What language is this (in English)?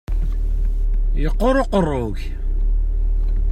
Kabyle